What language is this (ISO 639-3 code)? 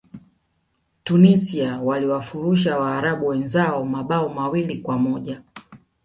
swa